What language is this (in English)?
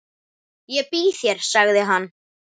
Icelandic